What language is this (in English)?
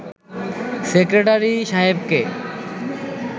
Bangla